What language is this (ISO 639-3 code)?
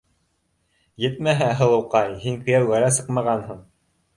bak